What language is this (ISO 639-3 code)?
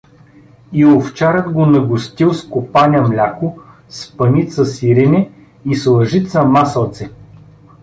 bul